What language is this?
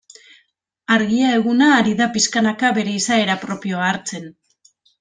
Basque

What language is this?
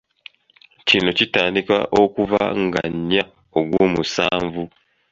Ganda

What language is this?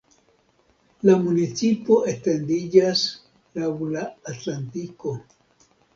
Esperanto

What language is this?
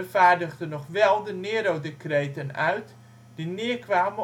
Dutch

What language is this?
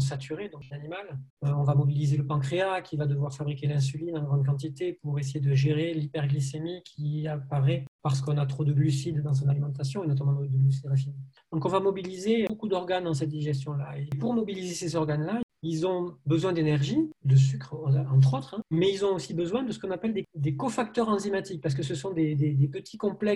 French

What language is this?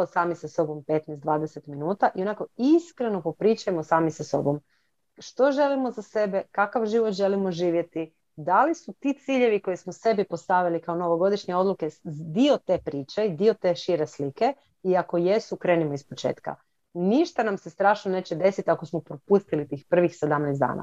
Croatian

